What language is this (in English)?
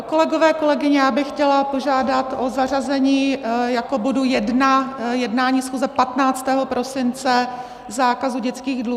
Czech